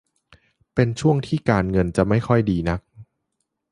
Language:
Thai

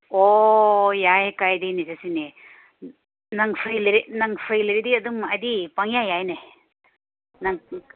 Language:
Manipuri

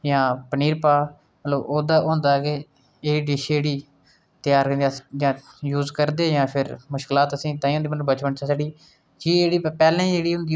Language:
Dogri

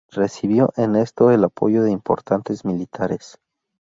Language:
Spanish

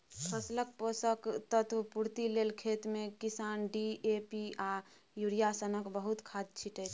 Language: Maithili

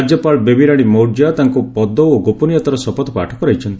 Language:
Odia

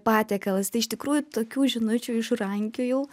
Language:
Lithuanian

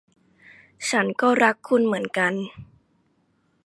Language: Thai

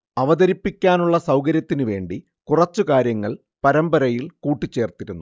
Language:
Malayalam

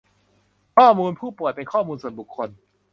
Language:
Thai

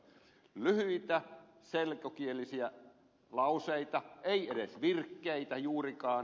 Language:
Finnish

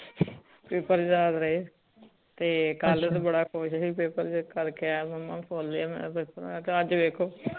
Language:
Punjabi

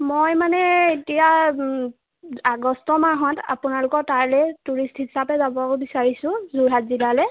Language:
Assamese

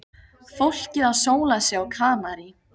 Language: Icelandic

